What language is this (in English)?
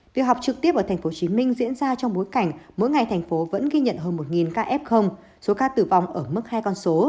Vietnamese